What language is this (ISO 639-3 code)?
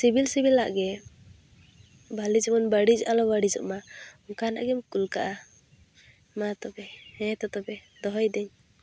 sat